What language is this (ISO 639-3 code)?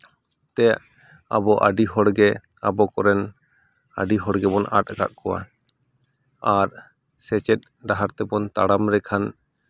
sat